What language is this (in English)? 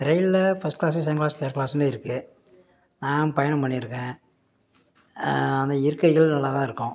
Tamil